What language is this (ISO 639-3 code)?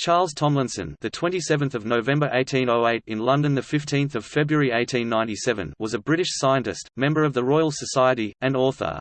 eng